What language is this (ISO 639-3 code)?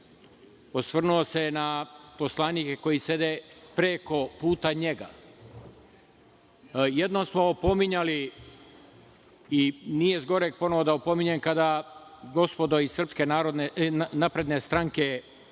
srp